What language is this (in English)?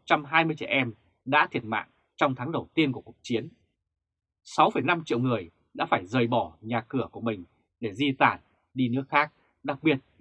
Vietnamese